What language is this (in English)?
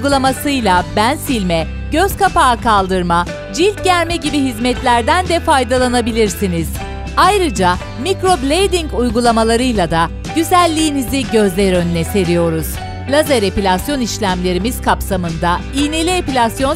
Turkish